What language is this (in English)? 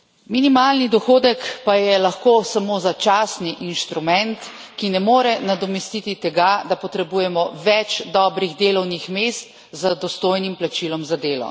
Slovenian